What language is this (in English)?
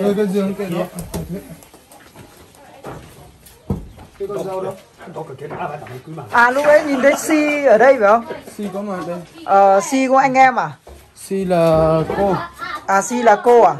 Vietnamese